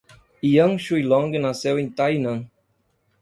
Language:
Portuguese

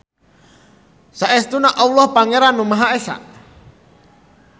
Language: Sundanese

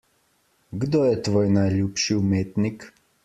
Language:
Slovenian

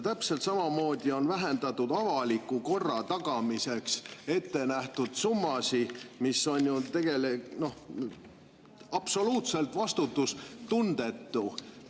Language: Estonian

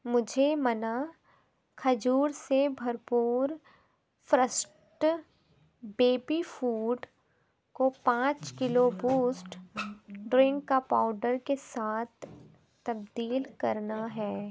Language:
Urdu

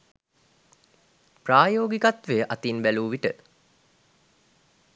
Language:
Sinhala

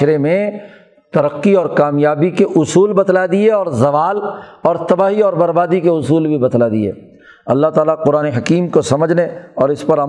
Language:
Urdu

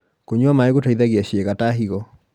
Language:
Kikuyu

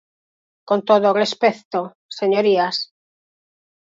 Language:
Galician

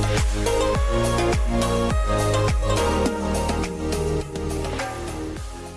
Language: Italian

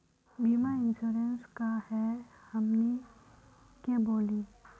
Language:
Magahi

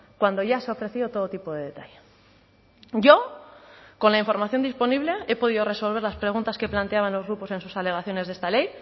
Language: Spanish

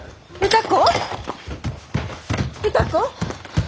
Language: Japanese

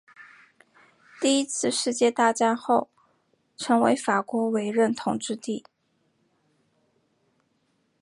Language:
Chinese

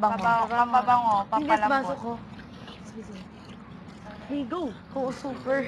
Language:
Indonesian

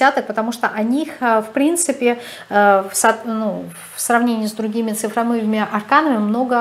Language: Russian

